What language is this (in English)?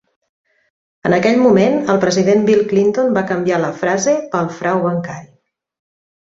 Catalan